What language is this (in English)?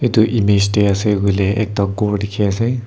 Naga Pidgin